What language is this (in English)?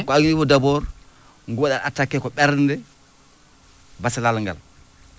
Fula